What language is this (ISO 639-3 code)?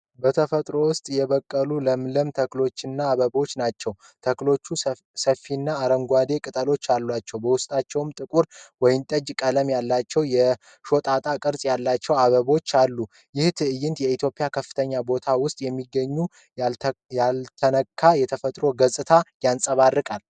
amh